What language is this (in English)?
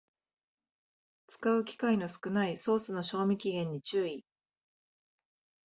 Japanese